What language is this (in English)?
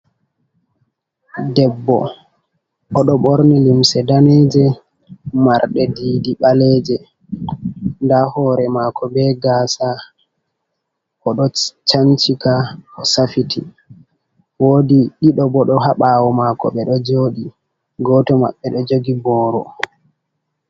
Fula